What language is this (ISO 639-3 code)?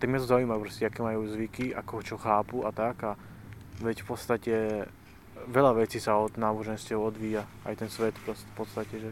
slk